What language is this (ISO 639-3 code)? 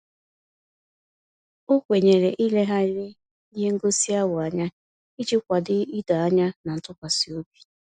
ibo